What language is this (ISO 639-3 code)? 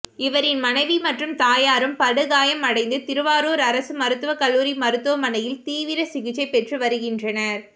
tam